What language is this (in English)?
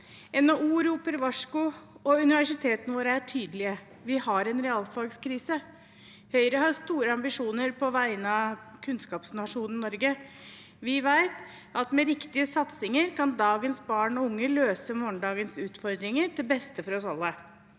Norwegian